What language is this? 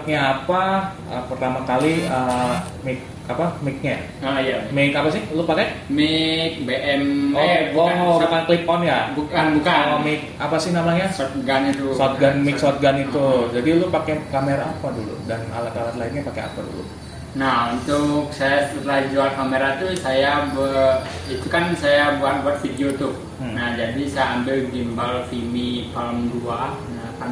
Indonesian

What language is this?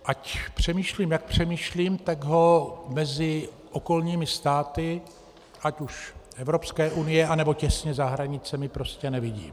Czech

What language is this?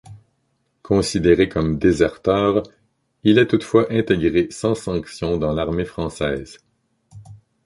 French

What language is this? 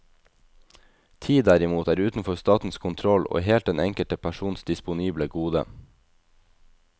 Norwegian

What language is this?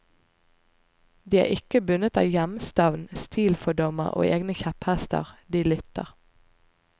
Norwegian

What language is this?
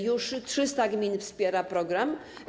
Polish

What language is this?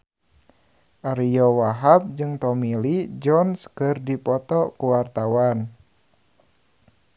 Sundanese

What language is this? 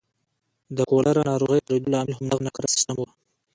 Pashto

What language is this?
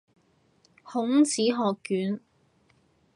Cantonese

